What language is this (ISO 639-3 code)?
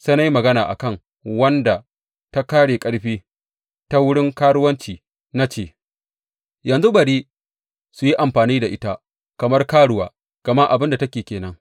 hau